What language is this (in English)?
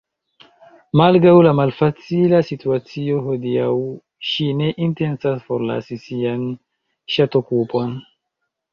Esperanto